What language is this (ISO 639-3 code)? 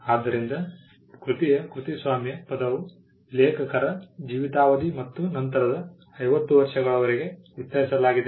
kan